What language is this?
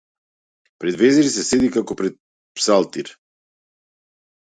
Macedonian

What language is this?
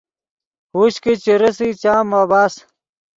Yidgha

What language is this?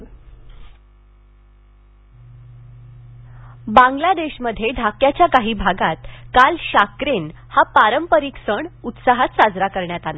Marathi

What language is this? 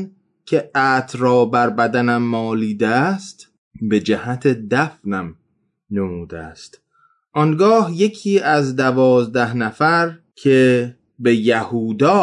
Persian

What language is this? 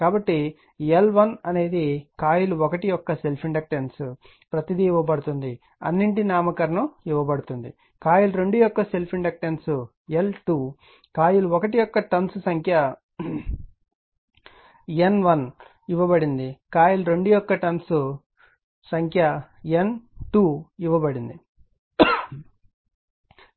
Telugu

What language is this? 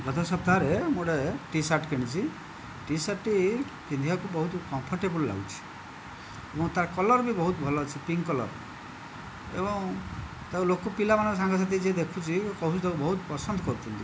Odia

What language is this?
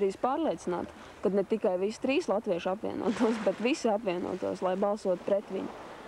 Latvian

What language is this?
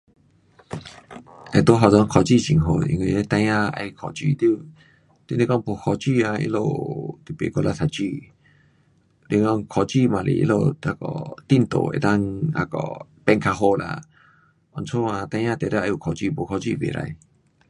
Pu-Xian Chinese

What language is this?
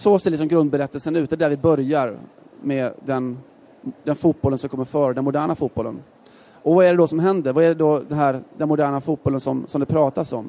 Swedish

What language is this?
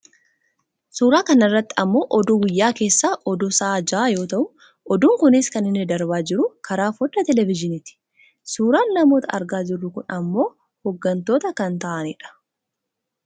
Oromo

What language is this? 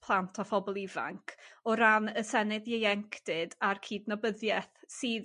Welsh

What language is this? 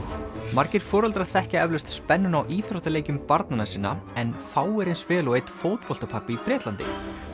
Icelandic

